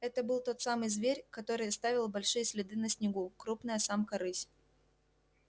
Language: Russian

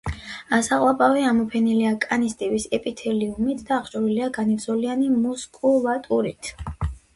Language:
Georgian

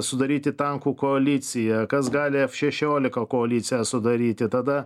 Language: Lithuanian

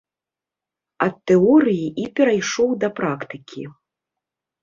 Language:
Belarusian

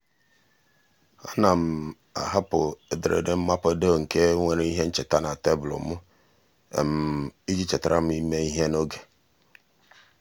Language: Igbo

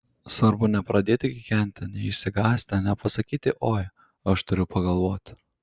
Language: Lithuanian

